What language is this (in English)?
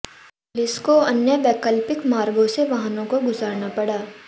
Hindi